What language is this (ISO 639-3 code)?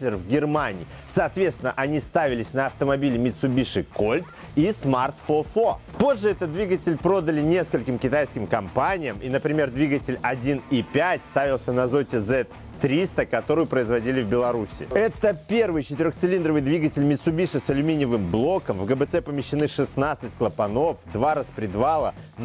rus